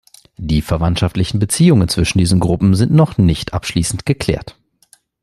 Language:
German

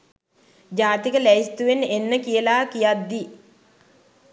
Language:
Sinhala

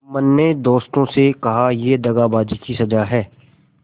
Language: Hindi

